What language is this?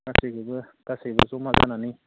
Bodo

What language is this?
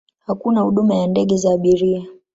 Swahili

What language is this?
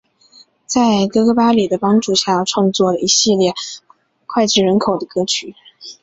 Chinese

